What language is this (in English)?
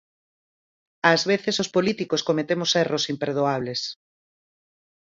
Galician